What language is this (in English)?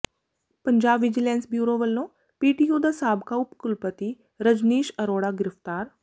Punjabi